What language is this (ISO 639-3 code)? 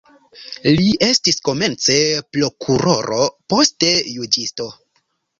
epo